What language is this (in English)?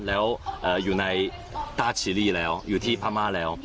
Thai